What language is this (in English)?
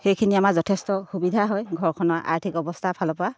Assamese